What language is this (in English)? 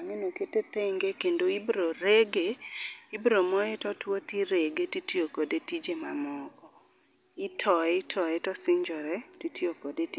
Luo (Kenya and Tanzania)